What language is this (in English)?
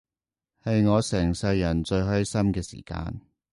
Cantonese